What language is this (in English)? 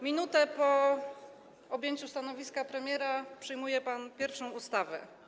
Polish